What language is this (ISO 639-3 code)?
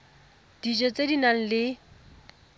tsn